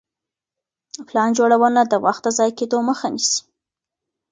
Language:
Pashto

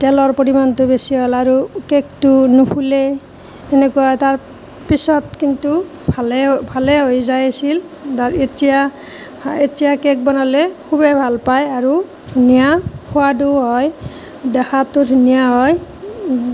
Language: Assamese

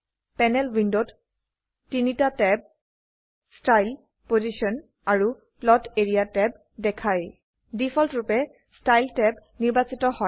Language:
Assamese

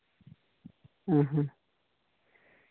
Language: Santali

